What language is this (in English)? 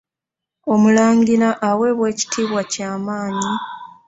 Ganda